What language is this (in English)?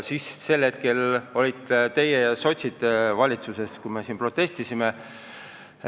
Estonian